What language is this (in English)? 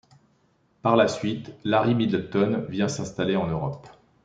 French